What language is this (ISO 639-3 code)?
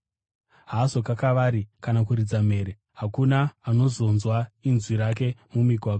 sna